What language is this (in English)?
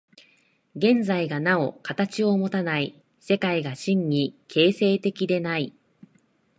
Japanese